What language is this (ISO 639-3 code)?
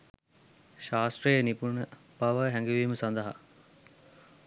sin